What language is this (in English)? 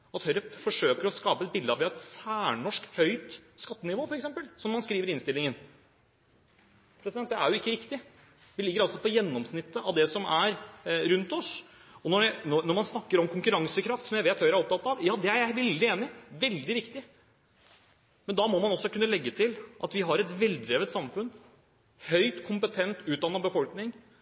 Norwegian Bokmål